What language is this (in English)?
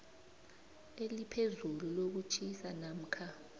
South Ndebele